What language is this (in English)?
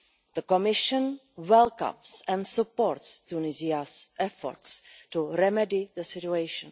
English